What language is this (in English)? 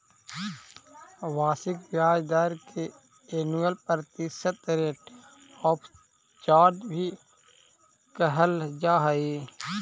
Magahi